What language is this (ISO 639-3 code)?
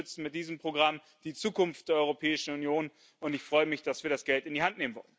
deu